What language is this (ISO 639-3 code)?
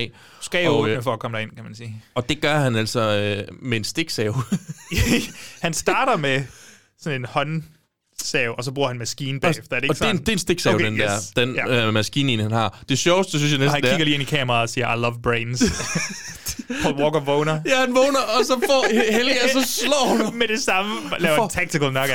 dan